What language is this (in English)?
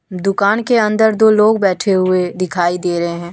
Hindi